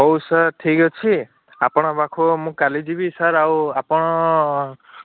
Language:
Odia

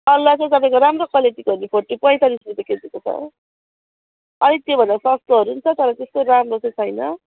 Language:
Nepali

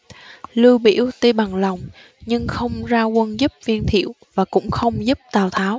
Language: Vietnamese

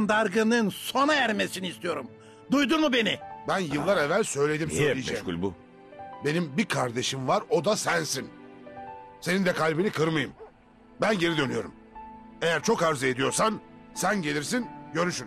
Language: Turkish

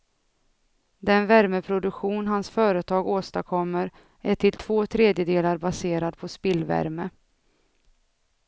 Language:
Swedish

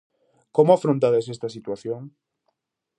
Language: Galician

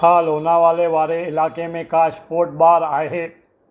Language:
Sindhi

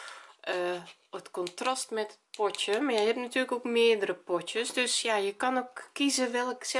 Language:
Dutch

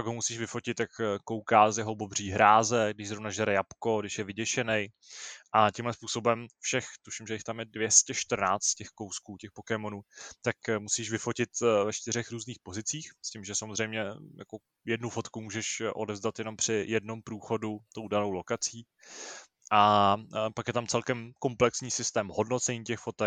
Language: Czech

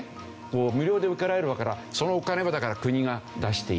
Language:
Japanese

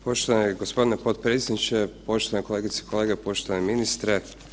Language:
Croatian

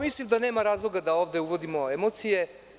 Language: Serbian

